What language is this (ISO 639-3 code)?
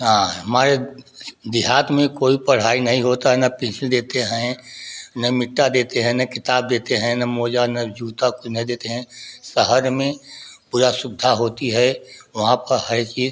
hin